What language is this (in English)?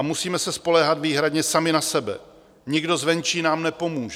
Czech